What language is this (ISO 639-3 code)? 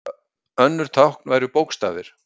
isl